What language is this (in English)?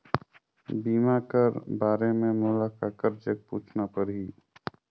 Chhattisgarhi